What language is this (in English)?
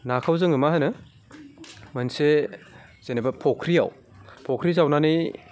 Bodo